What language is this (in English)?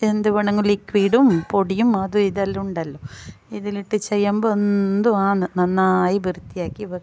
Malayalam